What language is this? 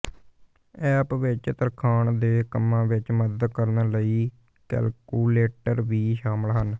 Punjabi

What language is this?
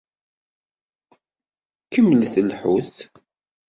Kabyle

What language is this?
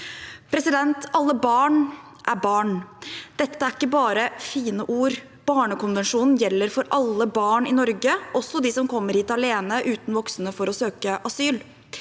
Norwegian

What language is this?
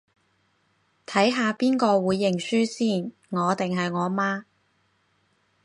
Cantonese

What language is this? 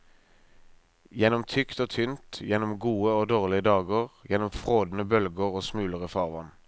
Norwegian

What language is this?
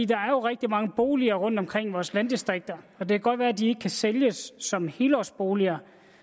Danish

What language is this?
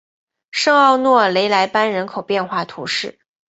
Chinese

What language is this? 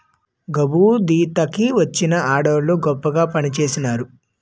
Telugu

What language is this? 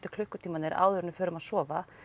Icelandic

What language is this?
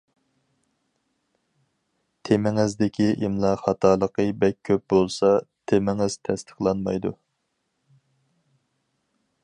Uyghur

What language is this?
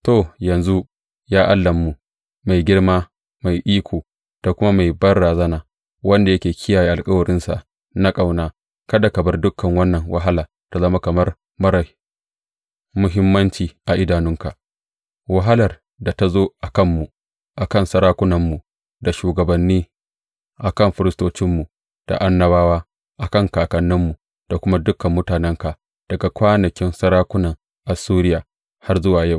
Hausa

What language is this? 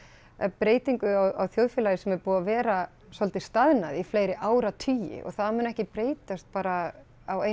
Icelandic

